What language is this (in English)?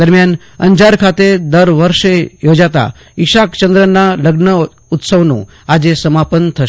Gujarati